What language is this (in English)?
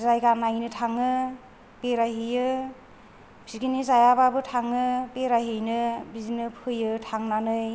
Bodo